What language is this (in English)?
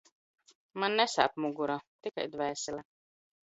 Latvian